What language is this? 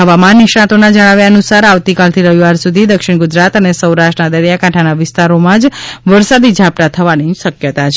Gujarati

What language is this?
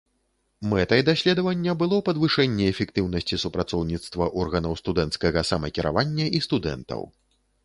Belarusian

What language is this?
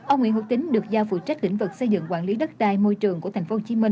Vietnamese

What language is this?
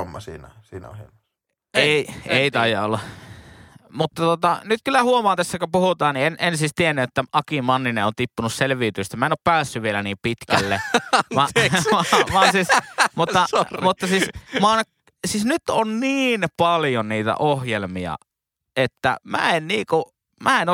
Finnish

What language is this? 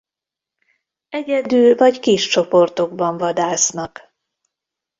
Hungarian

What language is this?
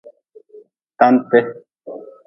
Nawdm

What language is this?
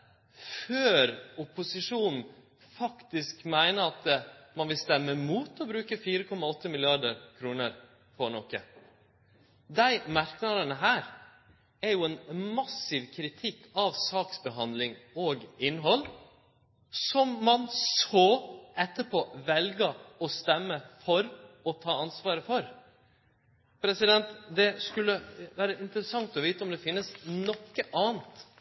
Norwegian Nynorsk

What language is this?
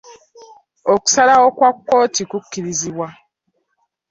Ganda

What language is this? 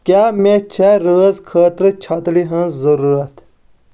Kashmiri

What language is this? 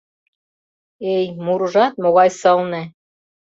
Mari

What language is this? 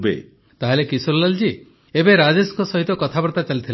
Odia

